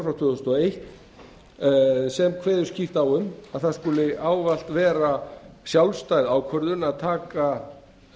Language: Icelandic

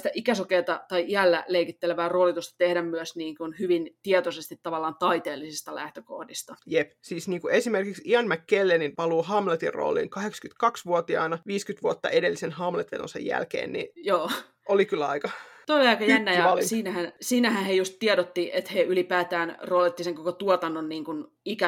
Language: Finnish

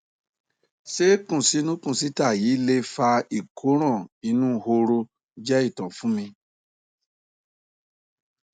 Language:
Yoruba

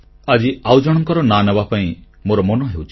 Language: Odia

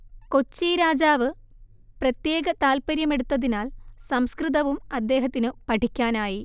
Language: Malayalam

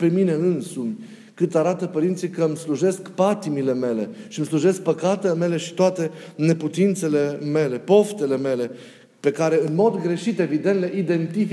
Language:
Romanian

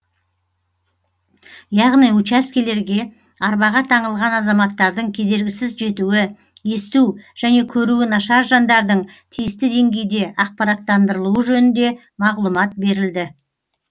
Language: Kazakh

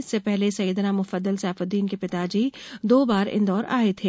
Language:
Hindi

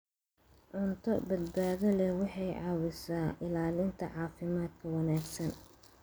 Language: Somali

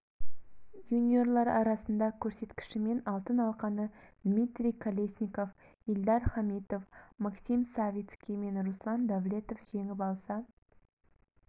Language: Kazakh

